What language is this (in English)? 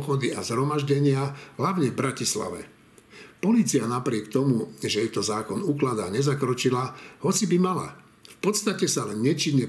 Slovak